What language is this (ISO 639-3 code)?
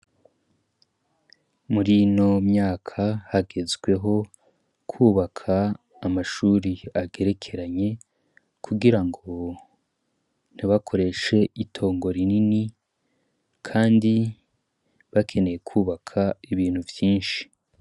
run